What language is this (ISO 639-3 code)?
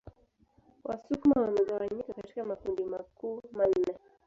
swa